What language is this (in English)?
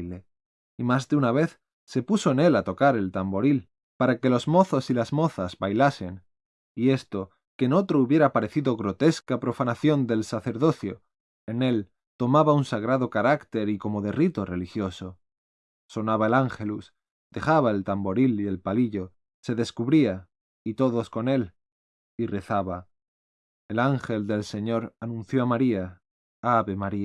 Spanish